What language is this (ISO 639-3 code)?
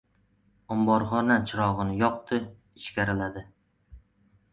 uzb